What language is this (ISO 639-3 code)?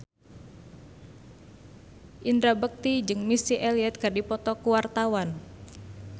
sun